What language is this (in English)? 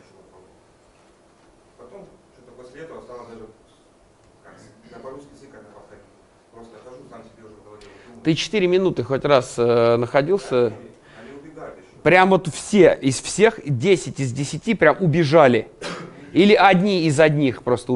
Russian